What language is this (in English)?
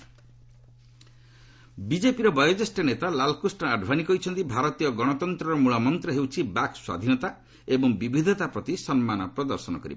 Odia